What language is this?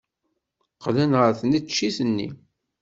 Kabyle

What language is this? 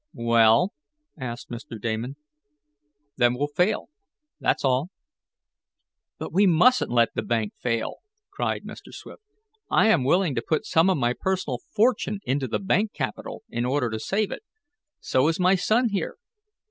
English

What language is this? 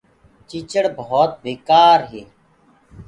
Gurgula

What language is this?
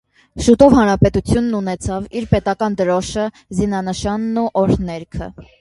Armenian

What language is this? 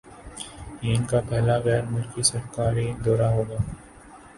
Urdu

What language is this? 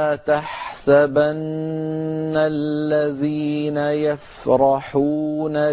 Arabic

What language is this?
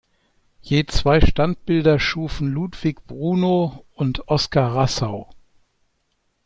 German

